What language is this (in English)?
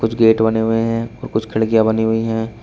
Hindi